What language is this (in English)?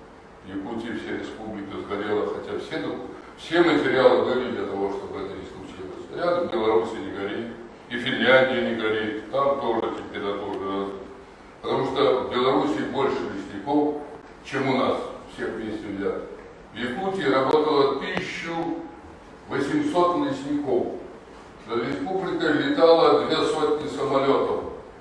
Russian